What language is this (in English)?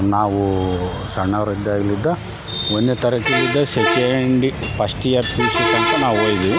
Kannada